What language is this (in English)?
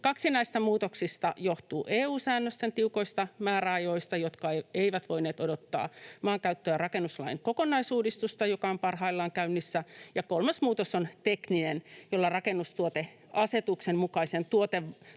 Finnish